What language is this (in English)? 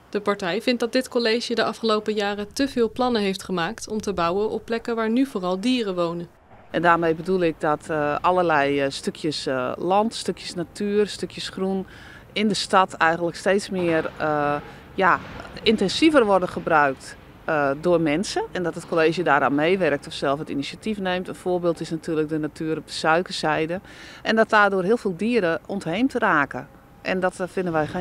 Dutch